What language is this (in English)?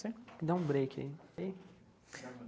Portuguese